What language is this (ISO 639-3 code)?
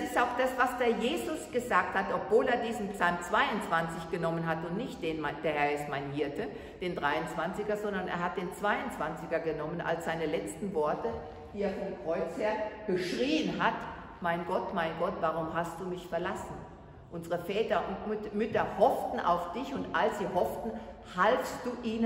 deu